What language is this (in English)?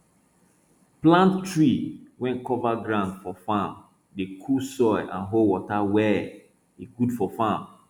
Nigerian Pidgin